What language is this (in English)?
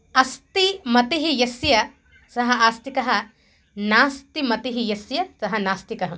Sanskrit